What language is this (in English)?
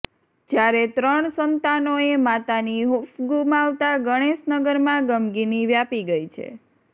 Gujarati